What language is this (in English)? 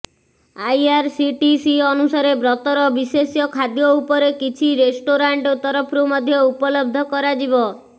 Odia